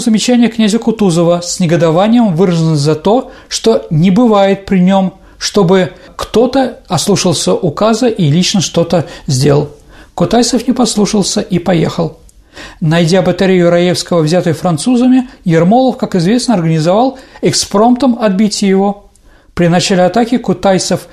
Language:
Russian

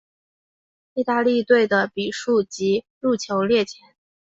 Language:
Chinese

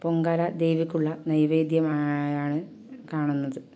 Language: Malayalam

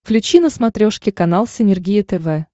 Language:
Russian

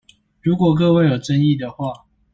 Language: Chinese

